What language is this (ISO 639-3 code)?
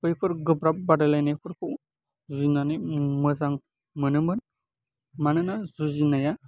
brx